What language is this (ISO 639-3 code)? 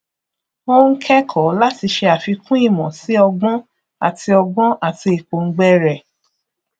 yor